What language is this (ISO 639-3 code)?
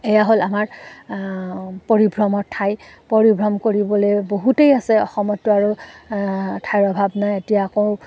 asm